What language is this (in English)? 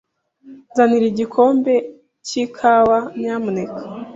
Kinyarwanda